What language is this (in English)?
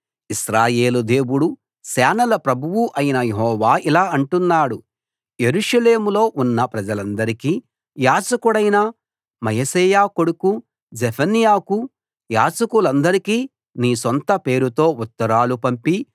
Telugu